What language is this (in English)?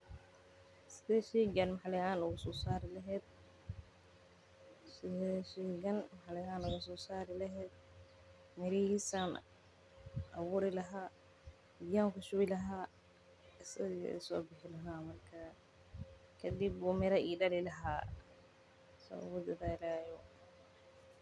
Somali